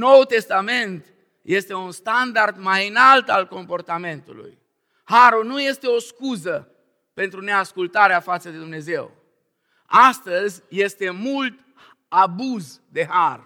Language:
Romanian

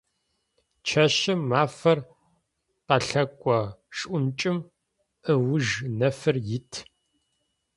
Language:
Adyghe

